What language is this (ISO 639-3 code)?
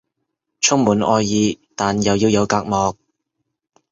yue